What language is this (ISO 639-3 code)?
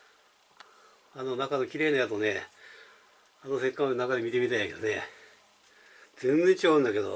jpn